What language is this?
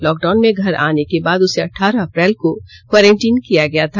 Hindi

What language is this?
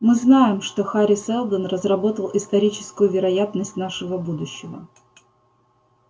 Russian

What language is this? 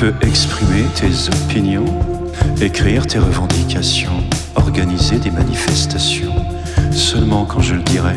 French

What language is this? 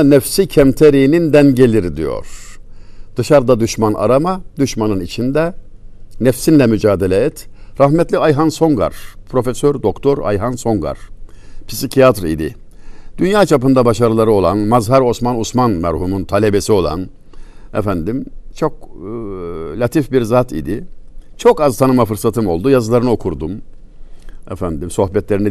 Turkish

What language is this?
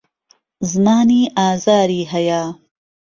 Central Kurdish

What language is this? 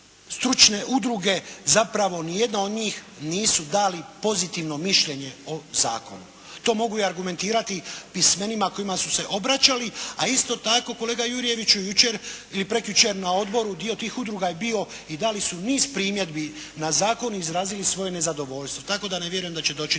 Croatian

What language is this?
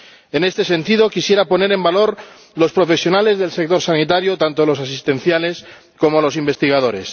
Spanish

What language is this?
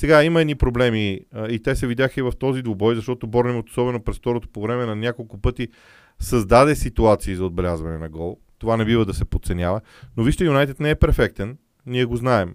Bulgarian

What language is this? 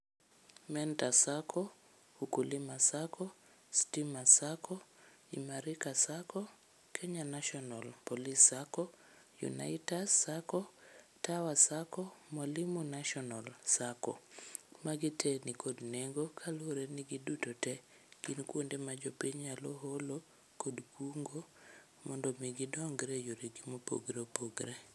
Luo (Kenya and Tanzania)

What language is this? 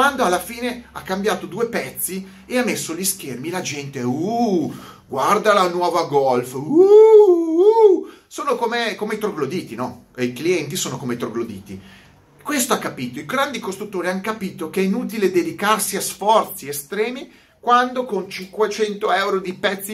Italian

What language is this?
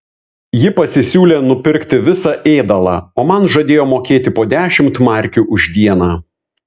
Lithuanian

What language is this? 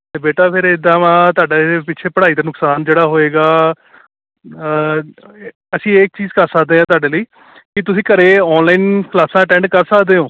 Punjabi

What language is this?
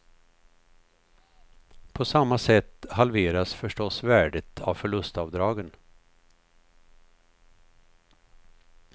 Swedish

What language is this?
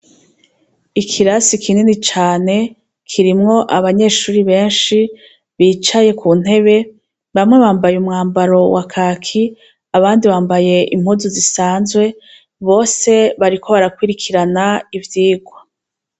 Rundi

